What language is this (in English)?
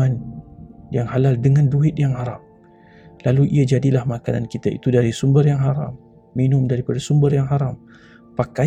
Malay